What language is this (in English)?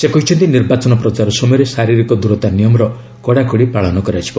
Odia